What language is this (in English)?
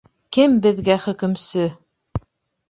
Bashkir